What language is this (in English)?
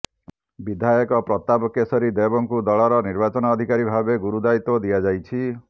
Odia